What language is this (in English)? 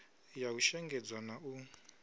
Venda